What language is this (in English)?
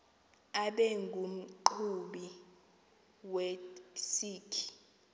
Xhosa